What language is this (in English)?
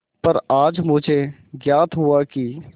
Hindi